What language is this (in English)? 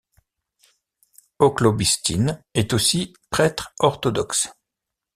French